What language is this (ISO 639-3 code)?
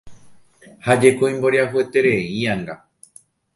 grn